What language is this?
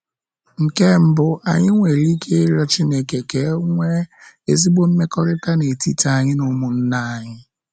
Igbo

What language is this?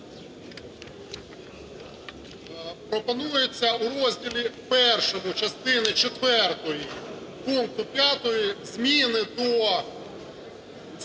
Ukrainian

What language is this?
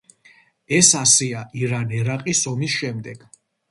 Georgian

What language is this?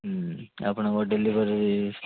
Odia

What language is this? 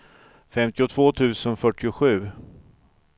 Swedish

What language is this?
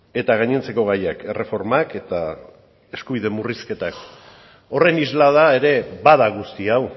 Basque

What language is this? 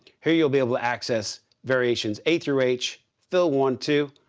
English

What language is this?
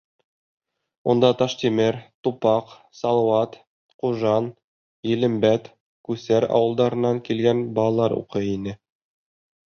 Bashkir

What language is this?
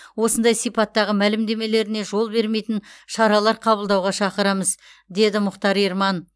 Kazakh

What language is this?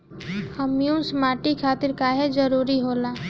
Bhojpuri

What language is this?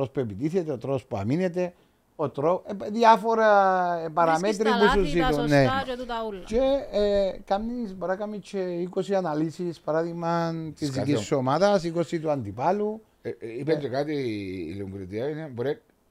Greek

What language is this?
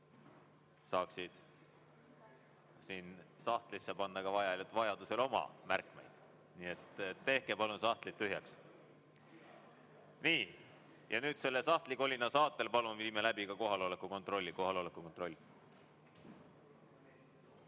Estonian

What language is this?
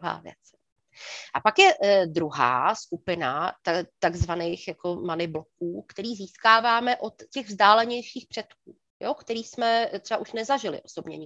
Czech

